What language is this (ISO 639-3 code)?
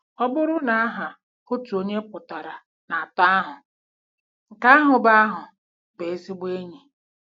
ibo